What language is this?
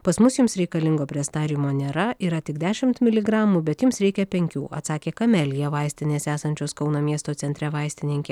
Lithuanian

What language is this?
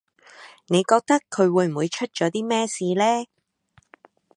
Cantonese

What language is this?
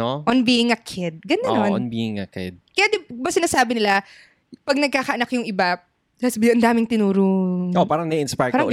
Filipino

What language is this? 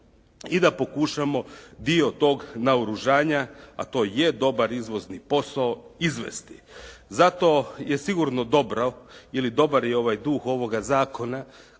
Croatian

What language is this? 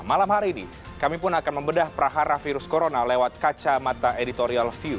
Indonesian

